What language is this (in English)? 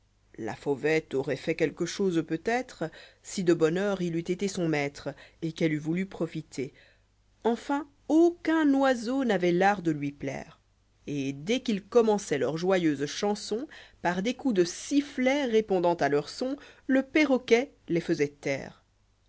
French